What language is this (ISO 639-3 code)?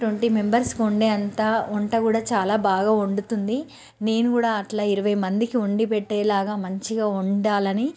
tel